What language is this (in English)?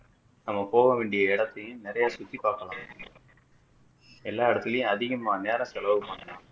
Tamil